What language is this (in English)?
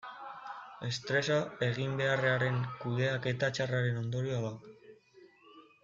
Basque